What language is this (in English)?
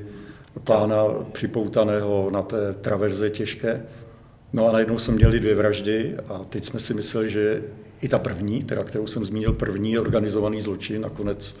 Czech